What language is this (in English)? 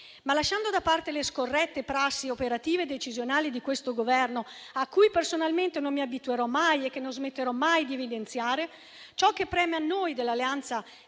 Italian